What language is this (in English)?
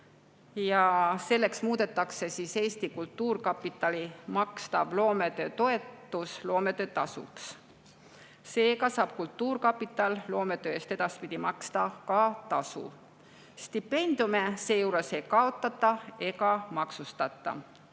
Estonian